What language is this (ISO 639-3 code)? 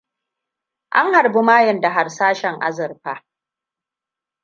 hau